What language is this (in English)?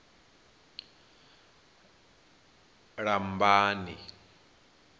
Venda